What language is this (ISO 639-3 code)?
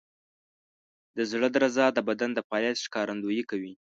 pus